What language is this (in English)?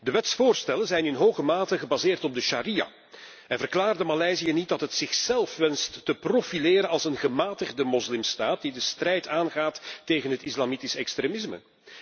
Dutch